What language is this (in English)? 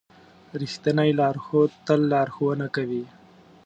Pashto